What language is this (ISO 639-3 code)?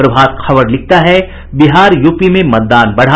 hin